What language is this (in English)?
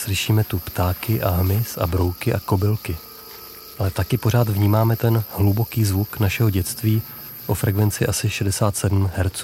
Czech